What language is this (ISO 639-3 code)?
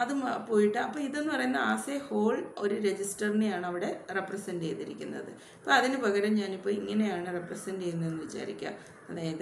mal